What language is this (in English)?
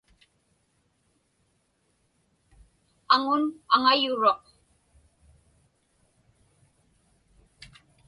Inupiaq